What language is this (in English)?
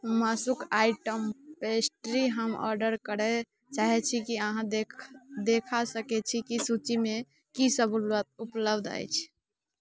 Maithili